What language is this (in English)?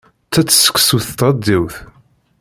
Kabyle